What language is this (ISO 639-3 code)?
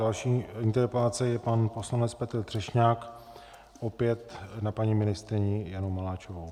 ces